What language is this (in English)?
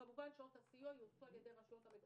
Hebrew